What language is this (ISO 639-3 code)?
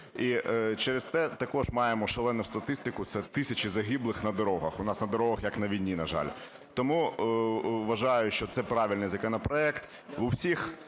ukr